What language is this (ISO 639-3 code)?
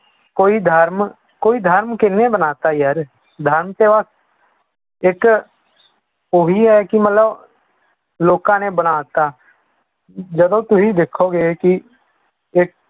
pan